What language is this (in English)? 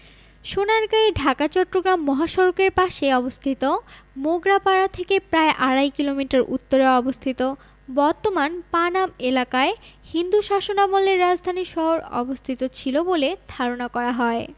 Bangla